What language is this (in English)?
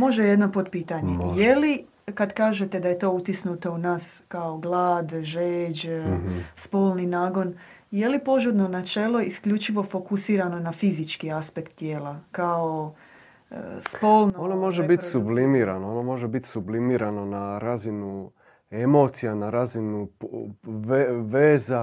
Croatian